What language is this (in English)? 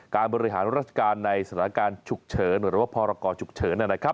Thai